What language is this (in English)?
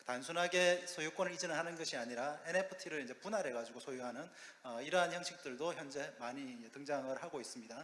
Korean